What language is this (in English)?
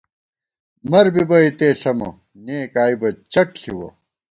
Gawar-Bati